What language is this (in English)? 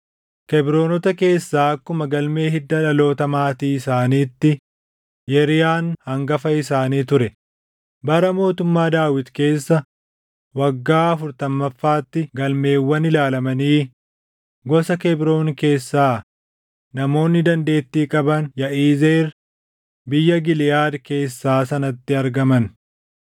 Oromo